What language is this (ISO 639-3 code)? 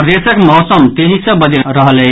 mai